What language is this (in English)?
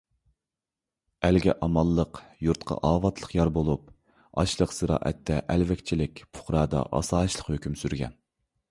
Uyghur